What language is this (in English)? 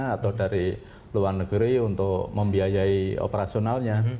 Indonesian